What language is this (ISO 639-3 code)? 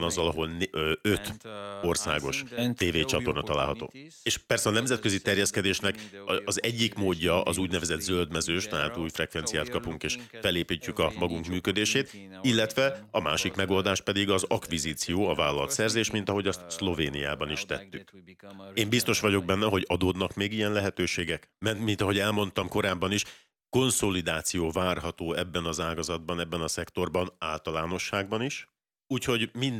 hun